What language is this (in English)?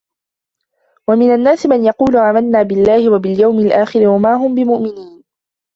Arabic